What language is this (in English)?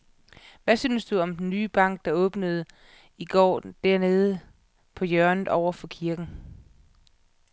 Danish